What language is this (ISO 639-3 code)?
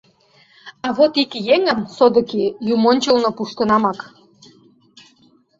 chm